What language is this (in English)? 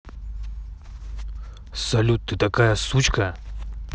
Russian